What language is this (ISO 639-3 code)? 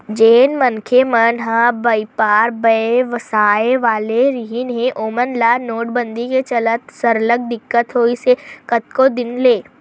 hne